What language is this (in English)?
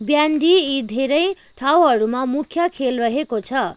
Nepali